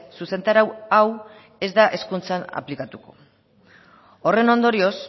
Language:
Basque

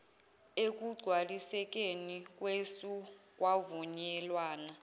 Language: Zulu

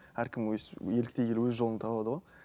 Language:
Kazakh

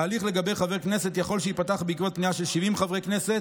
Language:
Hebrew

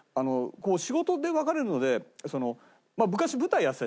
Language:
Japanese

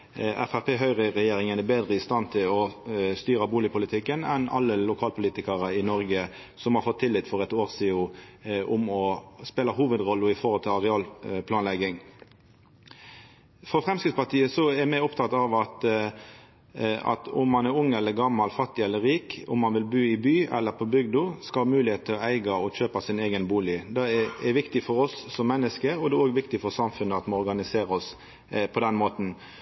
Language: Norwegian Nynorsk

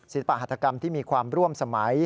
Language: Thai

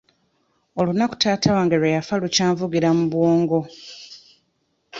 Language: Ganda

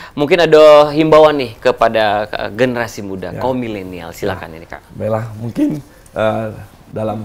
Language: Indonesian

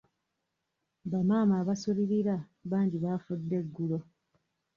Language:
Ganda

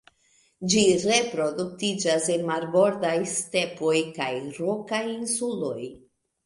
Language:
Esperanto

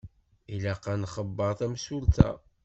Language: Kabyle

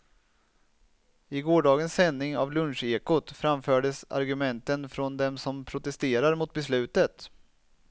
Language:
Swedish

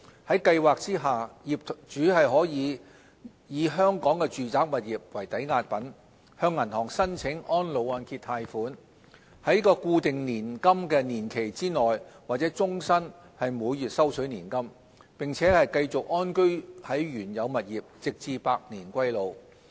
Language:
Cantonese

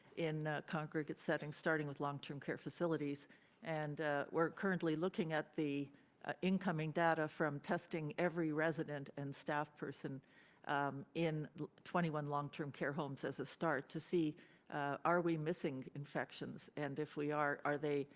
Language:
English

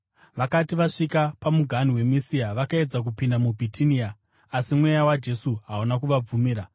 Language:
Shona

